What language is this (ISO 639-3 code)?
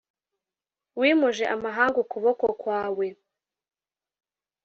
kin